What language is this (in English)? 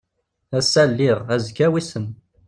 Kabyle